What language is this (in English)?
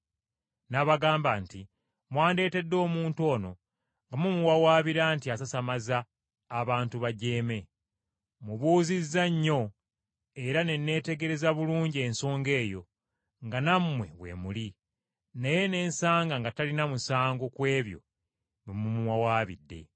Ganda